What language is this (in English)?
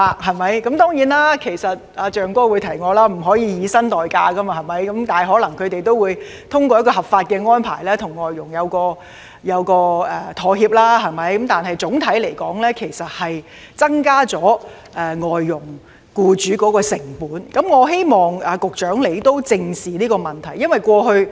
Cantonese